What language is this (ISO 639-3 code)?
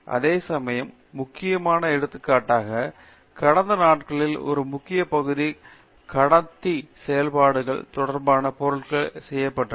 tam